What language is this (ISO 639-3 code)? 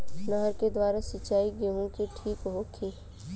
bho